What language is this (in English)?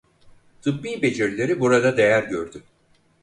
Turkish